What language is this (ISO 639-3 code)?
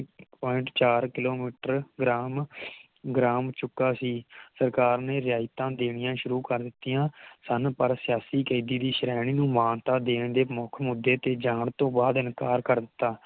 pan